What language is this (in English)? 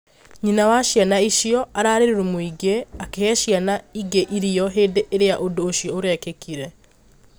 Kikuyu